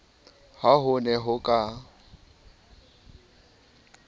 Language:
Southern Sotho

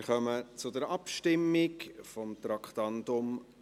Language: Swiss German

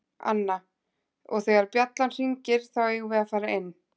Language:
Icelandic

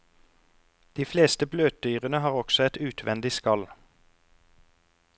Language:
Norwegian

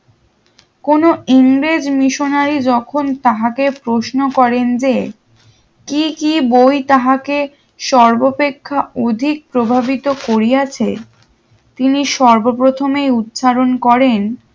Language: Bangla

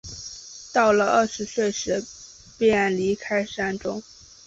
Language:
Chinese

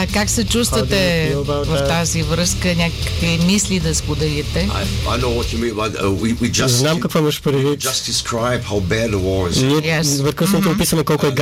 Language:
Bulgarian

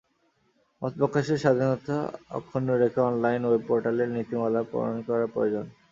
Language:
Bangla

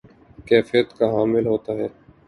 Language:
Urdu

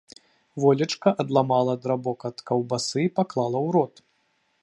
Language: Belarusian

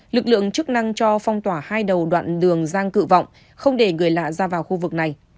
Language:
Vietnamese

